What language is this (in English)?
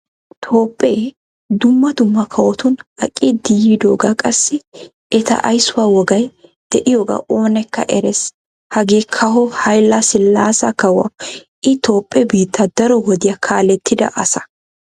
Wolaytta